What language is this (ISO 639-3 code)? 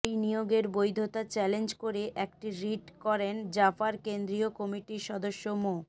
ben